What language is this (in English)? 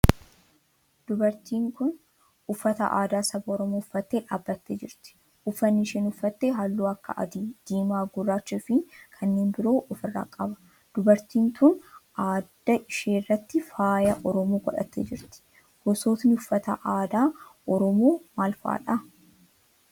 Oromo